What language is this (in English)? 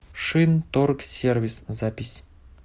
Russian